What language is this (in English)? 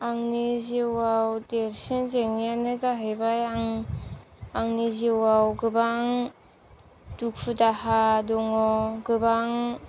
Bodo